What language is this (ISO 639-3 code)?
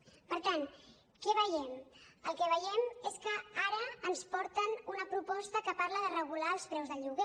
cat